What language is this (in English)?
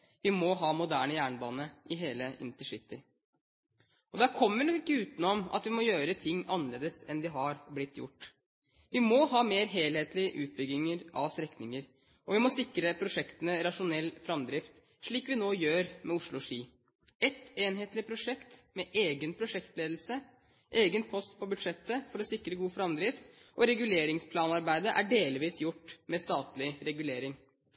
Norwegian Bokmål